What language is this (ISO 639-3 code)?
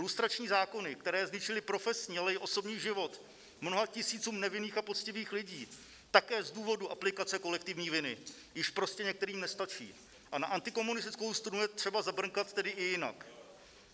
ces